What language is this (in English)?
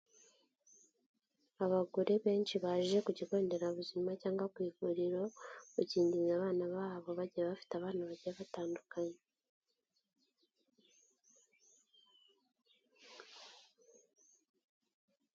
Kinyarwanda